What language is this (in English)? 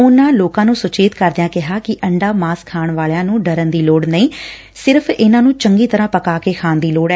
Punjabi